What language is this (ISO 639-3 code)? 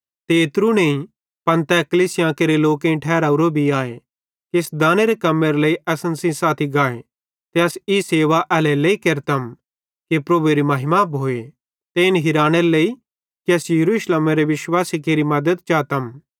bhd